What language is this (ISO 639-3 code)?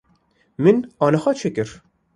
kur